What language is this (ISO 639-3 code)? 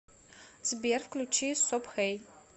rus